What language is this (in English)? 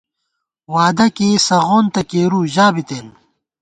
Gawar-Bati